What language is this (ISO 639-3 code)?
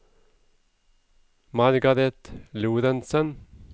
nor